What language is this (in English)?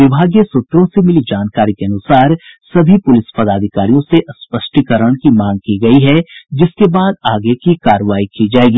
Hindi